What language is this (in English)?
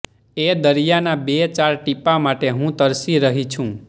Gujarati